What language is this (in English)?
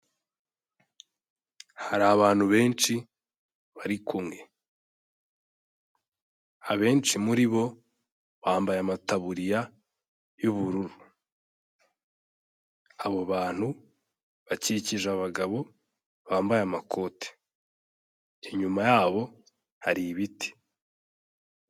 Kinyarwanda